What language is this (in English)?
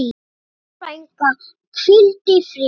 Icelandic